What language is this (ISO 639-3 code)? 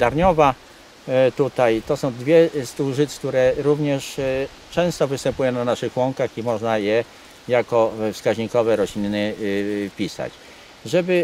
pol